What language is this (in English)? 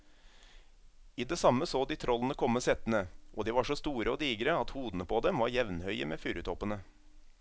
Norwegian